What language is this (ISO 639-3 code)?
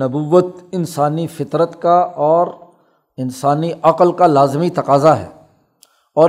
urd